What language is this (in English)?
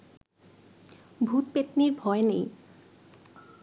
Bangla